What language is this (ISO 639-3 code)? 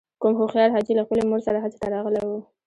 pus